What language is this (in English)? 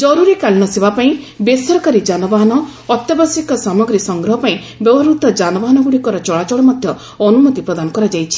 Odia